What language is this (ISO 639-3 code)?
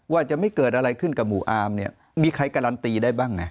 tha